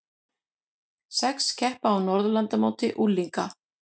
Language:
Icelandic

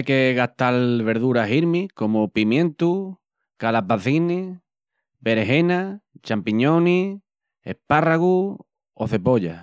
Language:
Extremaduran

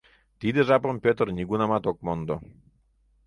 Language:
Mari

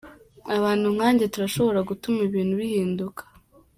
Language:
Kinyarwanda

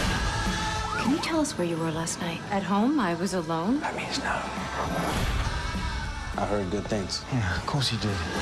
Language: French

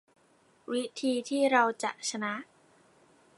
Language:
Thai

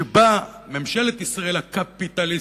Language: Hebrew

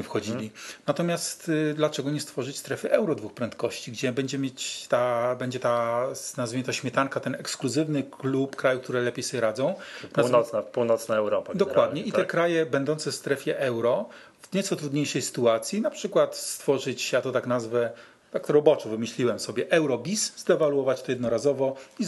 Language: Polish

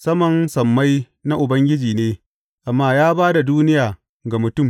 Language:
Hausa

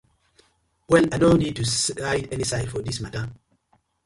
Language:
Nigerian Pidgin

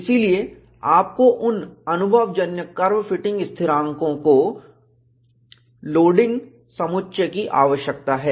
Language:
Hindi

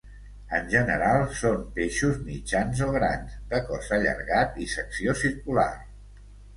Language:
Catalan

